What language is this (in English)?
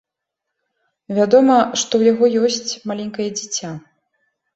Belarusian